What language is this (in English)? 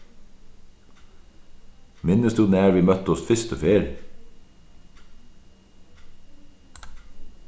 Faroese